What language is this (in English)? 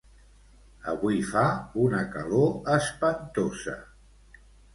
Catalan